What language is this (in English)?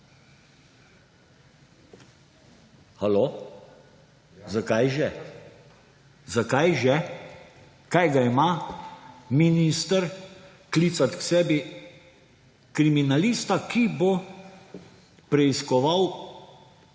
Slovenian